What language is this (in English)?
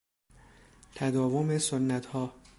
Persian